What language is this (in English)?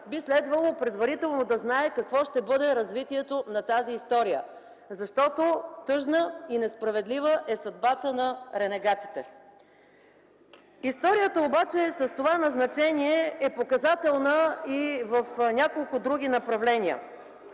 Bulgarian